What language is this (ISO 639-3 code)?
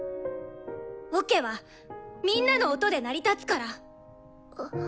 jpn